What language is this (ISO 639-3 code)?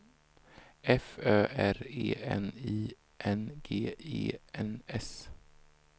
swe